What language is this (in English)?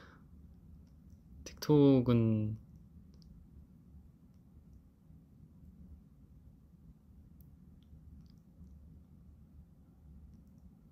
Korean